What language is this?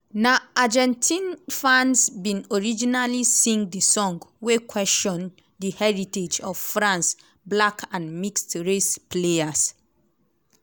Nigerian Pidgin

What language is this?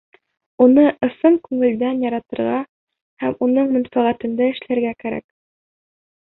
Bashkir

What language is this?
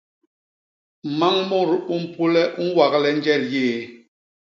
Basaa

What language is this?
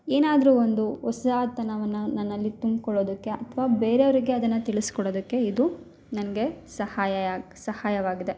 Kannada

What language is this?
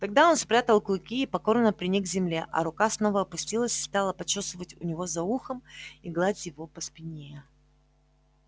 Russian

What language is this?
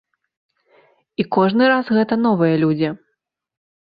Belarusian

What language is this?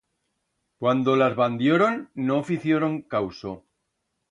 Aragonese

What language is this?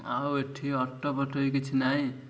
Odia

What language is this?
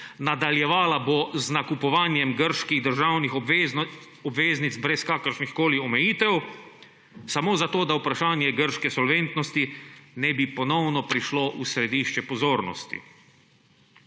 Slovenian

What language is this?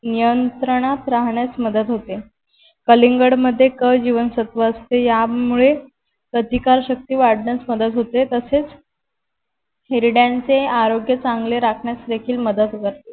Marathi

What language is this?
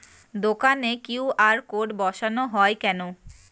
Bangla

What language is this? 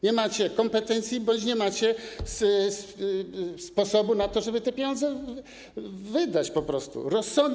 Polish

